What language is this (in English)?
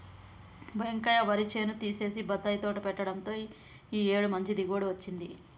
Telugu